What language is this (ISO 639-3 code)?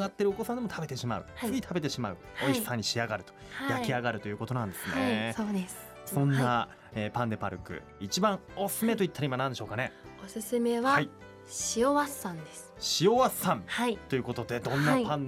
jpn